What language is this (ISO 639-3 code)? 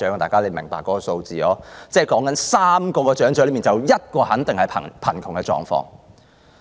yue